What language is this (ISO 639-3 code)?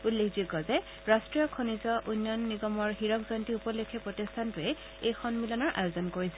asm